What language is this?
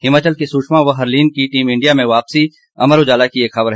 Hindi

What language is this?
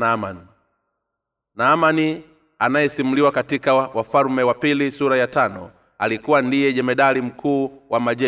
Swahili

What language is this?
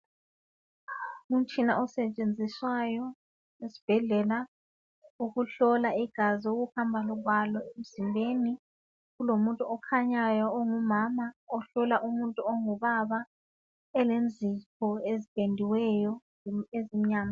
North Ndebele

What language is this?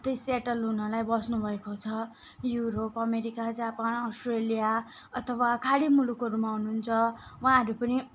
Nepali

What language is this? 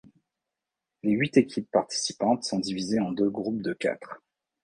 French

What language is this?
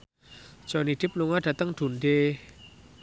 Javanese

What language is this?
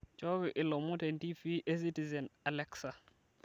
Masai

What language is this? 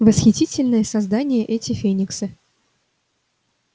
Russian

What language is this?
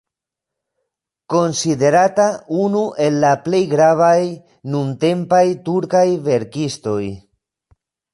Esperanto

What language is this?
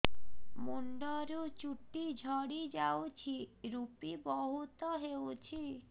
Odia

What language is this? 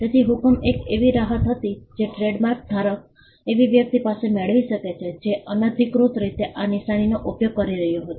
Gujarati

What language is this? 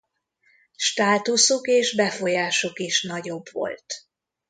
Hungarian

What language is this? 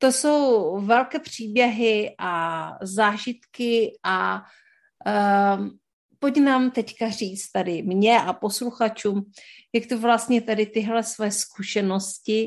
Czech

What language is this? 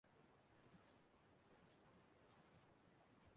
Igbo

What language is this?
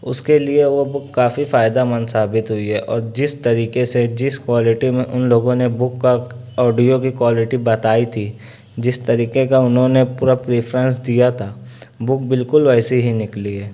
Urdu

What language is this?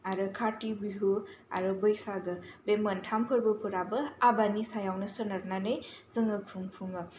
Bodo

